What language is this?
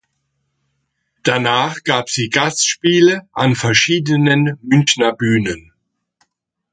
German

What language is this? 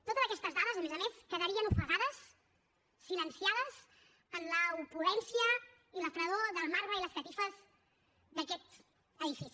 Catalan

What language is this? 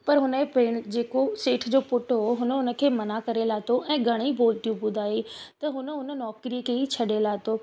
Sindhi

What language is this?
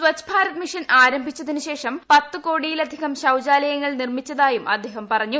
Malayalam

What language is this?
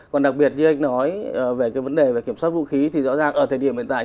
Vietnamese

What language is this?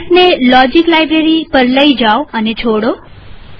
Gujarati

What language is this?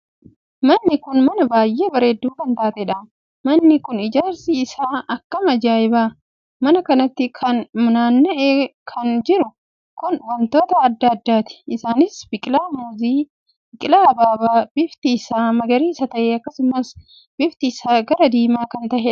Oromo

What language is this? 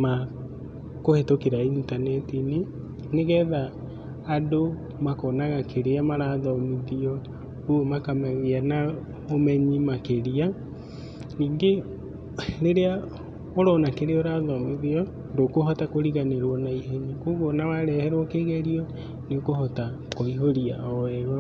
Kikuyu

